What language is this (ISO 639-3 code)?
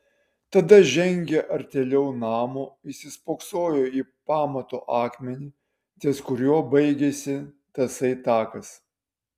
lit